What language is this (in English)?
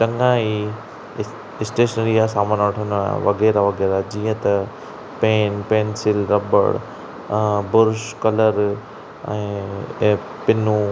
Sindhi